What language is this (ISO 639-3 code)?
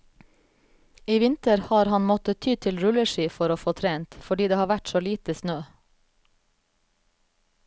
nor